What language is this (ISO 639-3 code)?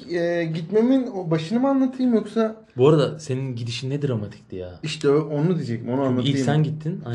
tur